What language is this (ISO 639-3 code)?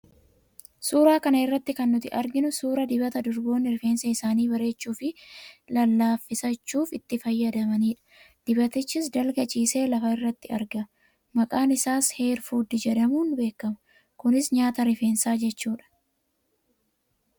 orm